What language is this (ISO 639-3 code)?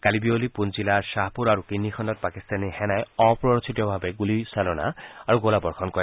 asm